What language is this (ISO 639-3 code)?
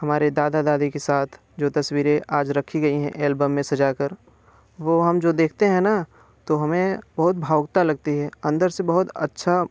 hin